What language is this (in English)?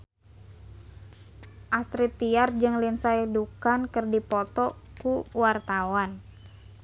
Sundanese